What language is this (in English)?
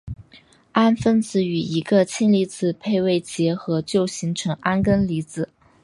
Chinese